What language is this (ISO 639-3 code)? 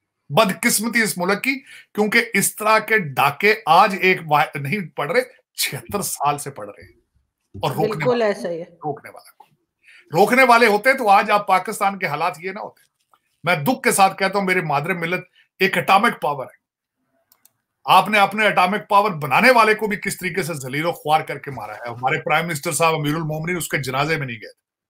hin